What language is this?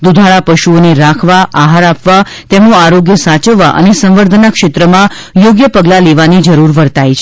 Gujarati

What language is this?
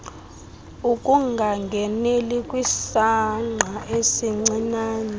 Xhosa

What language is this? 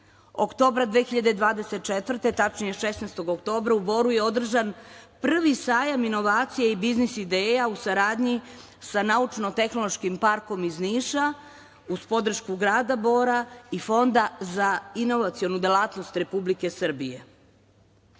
Serbian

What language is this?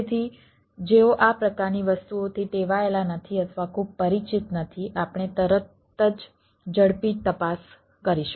Gujarati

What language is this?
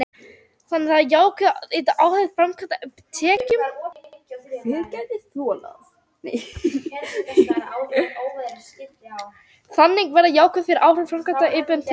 Icelandic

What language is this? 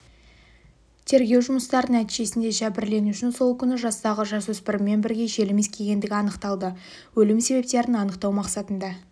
Kazakh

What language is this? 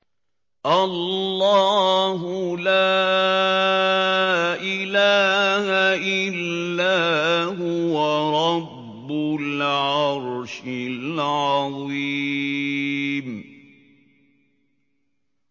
Arabic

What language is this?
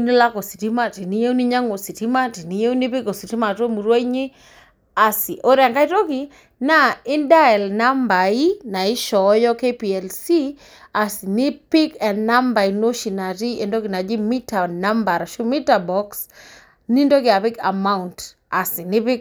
Masai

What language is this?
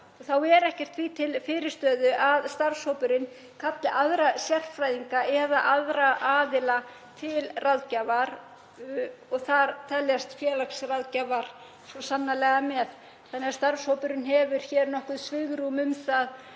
Icelandic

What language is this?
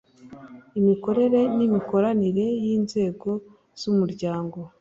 Kinyarwanda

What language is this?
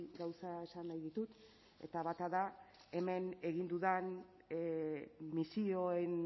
Basque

